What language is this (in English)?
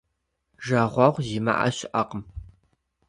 Kabardian